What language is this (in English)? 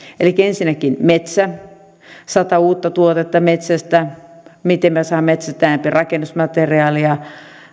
Finnish